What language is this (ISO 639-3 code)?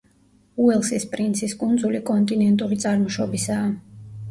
kat